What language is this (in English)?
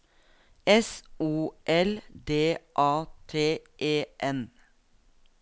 Norwegian